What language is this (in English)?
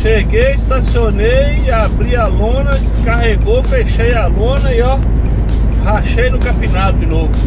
Portuguese